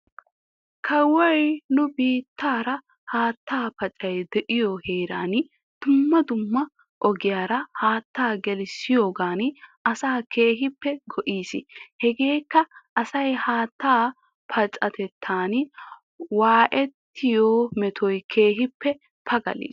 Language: Wolaytta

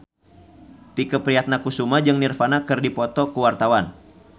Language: Sundanese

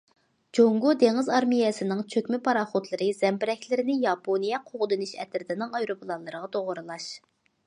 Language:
Uyghur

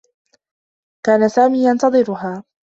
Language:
Arabic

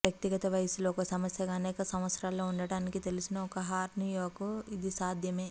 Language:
Telugu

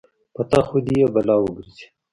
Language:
Pashto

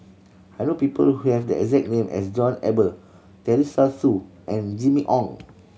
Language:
English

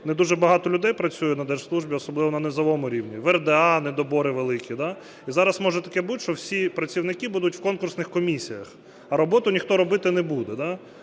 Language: Ukrainian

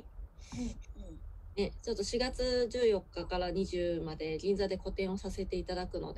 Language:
Japanese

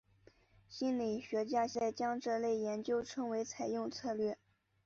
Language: Chinese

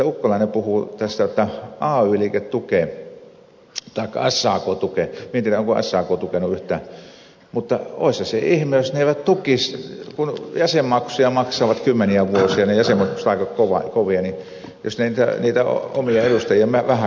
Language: Finnish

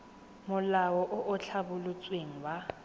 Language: Tswana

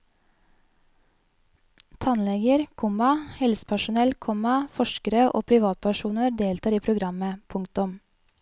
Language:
Norwegian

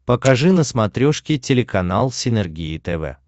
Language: Russian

